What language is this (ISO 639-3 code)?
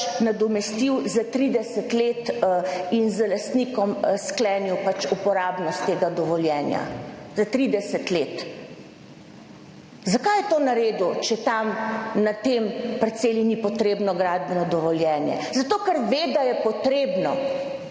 slv